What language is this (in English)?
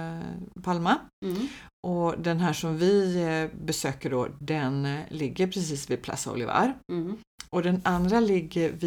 Swedish